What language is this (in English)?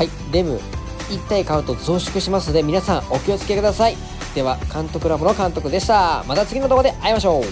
Japanese